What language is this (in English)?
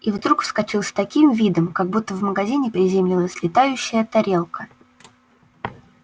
Russian